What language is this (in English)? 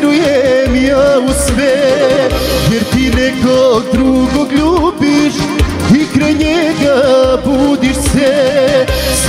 Romanian